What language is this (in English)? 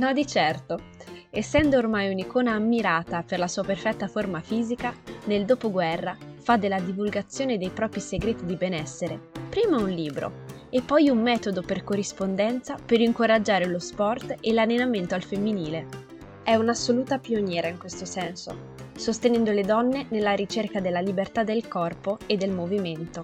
Italian